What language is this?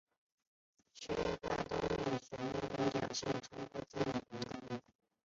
Chinese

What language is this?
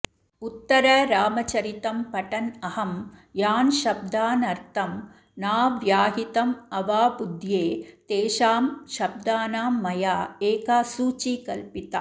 Sanskrit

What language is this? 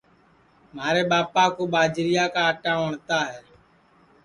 Sansi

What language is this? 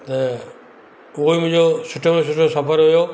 Sindhi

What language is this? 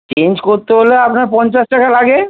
Bangla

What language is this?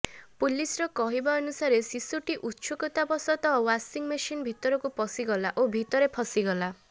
Odia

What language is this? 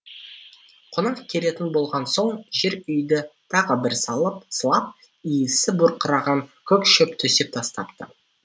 Kazakh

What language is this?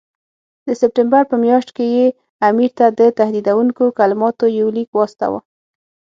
Pashto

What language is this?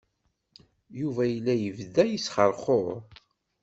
Kabyle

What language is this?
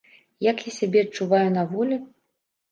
Belarusian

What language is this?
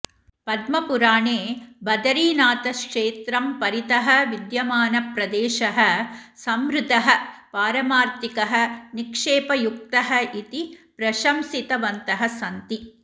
Sanskrit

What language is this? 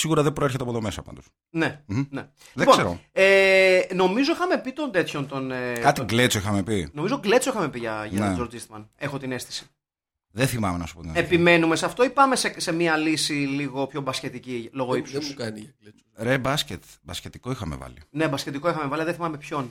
Greek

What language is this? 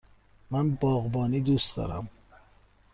Persian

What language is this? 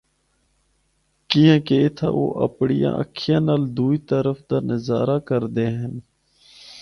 Northern Hindko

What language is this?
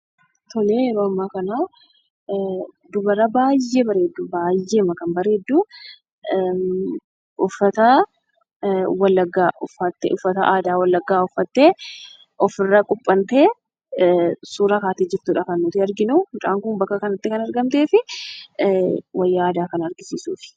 Oromo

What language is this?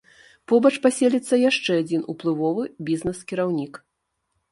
Belarusian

